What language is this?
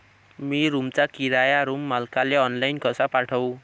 Marathi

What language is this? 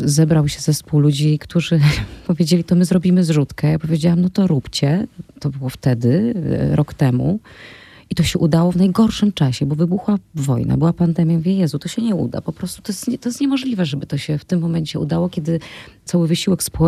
Polish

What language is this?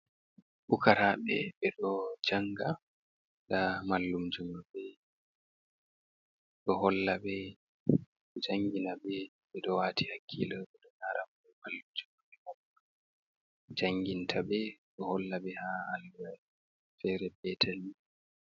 Fula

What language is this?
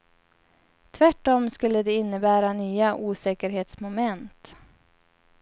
Swedish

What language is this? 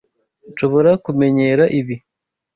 Kinyarwanda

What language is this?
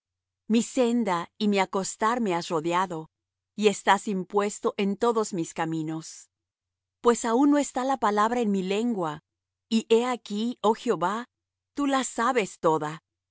Spanish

